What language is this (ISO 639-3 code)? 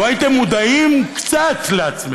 heb